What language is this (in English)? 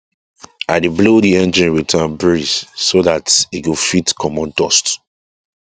Nigerian Pidgin